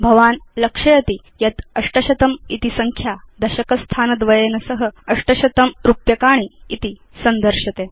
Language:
Sanskrit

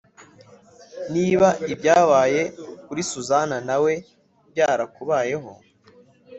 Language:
Kinyarwanda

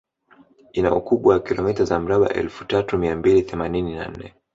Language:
Swahili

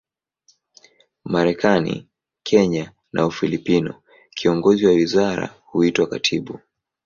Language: Swahili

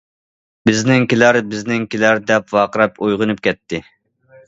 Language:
Uyghur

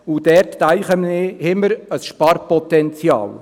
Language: Swiss German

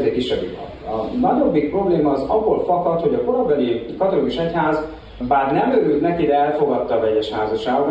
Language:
Hungarian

